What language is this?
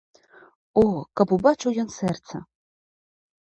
Belarusian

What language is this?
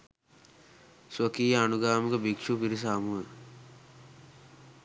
Sinhala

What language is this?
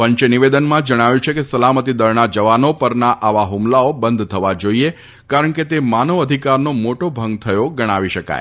Gujarati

